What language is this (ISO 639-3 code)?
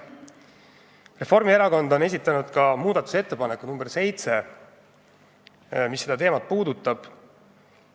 est